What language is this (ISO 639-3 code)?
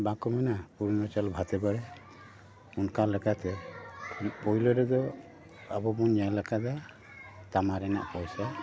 sat